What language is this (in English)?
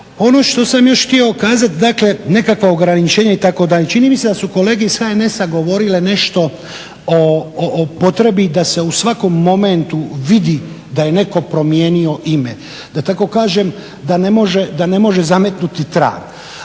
Croatian